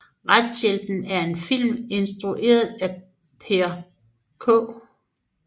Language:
Danish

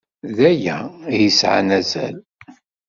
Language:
Kabyle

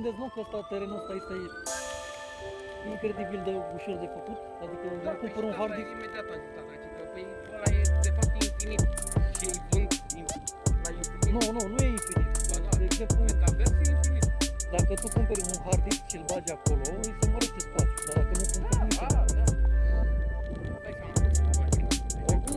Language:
Romanian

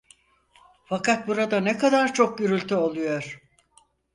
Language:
Turkish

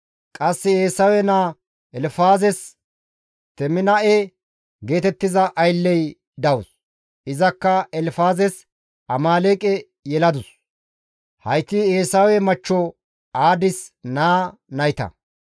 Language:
Gamo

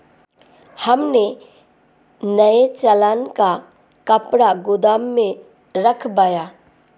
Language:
Hindi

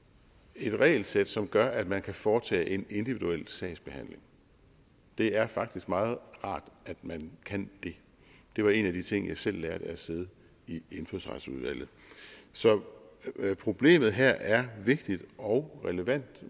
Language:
Danish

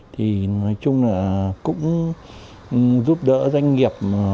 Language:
Vietnamese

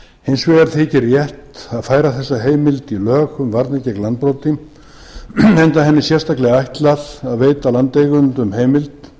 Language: Icelandic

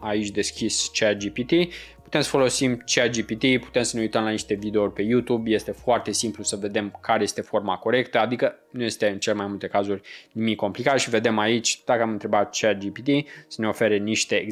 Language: Romanian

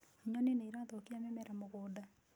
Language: Kikuyu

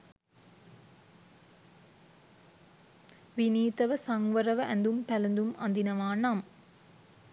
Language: Sinhala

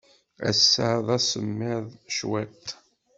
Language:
Kabyle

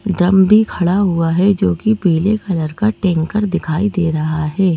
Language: Hindi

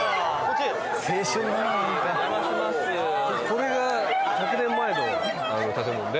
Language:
Japanese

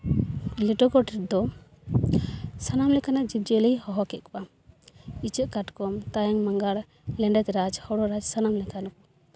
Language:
Santali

